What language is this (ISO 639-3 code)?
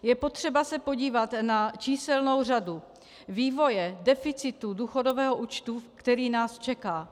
ces